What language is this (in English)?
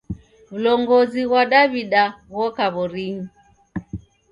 Taita